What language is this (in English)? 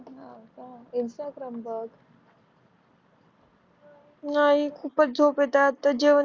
Marathi